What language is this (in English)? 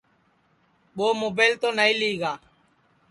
Sansi